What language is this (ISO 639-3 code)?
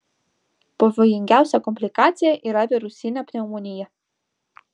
lit